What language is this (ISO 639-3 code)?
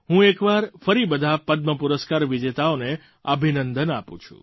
guj